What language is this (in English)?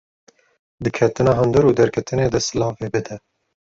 Kurdish